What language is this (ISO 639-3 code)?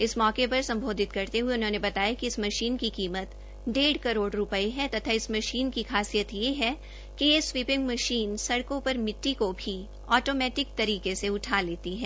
hin